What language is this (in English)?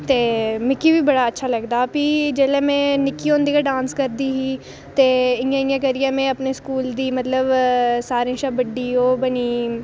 Dogri